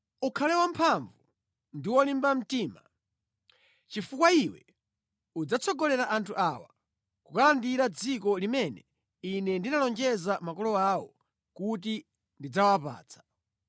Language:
Nyanja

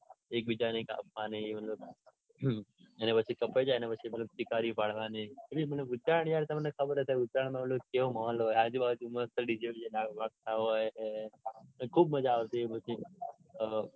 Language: Gujarati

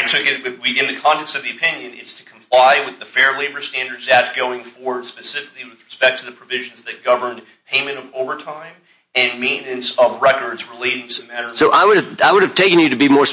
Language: English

